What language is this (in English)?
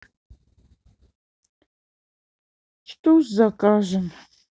Russian